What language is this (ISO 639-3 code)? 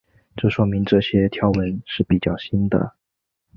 zho